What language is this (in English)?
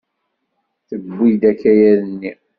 Kabyle